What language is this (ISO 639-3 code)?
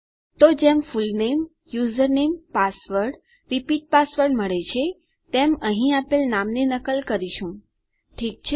guj